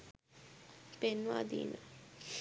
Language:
Sinhala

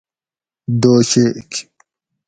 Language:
Gawri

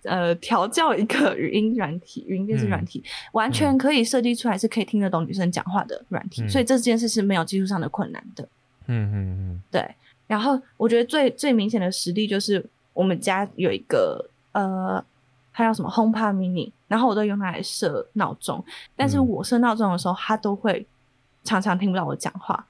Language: Chinese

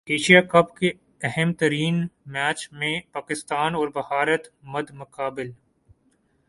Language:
Urdu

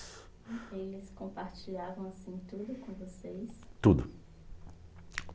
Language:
Portuguese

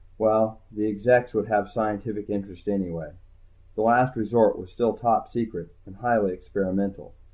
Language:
English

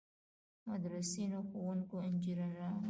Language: Pashto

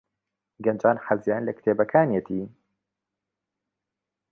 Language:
Central Kurdish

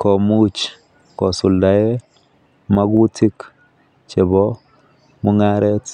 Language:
Kalenjin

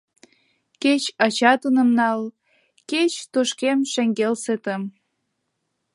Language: Mari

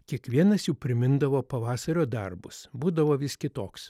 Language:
Lithuanian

